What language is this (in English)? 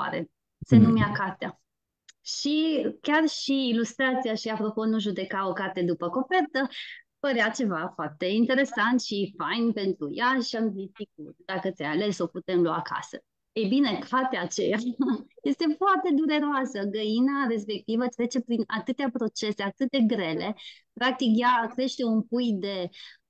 Romanian